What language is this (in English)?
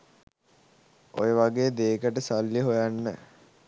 Sinhala